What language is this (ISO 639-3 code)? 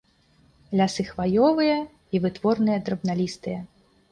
bel